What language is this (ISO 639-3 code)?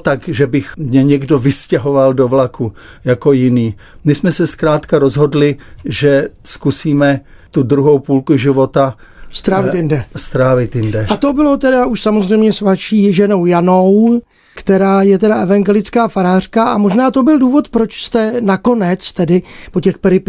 ces